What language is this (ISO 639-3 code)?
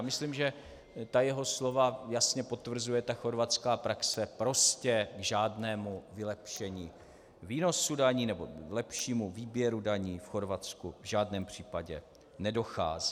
ces